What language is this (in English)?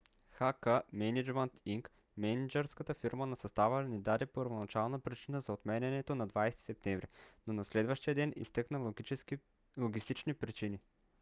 Bulgarian